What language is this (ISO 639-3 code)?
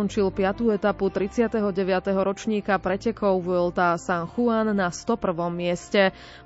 slk